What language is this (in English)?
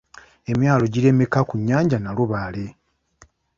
Ganda